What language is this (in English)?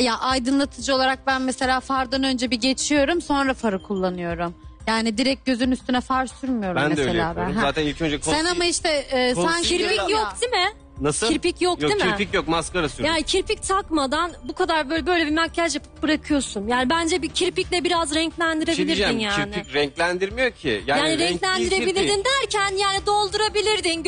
Turkish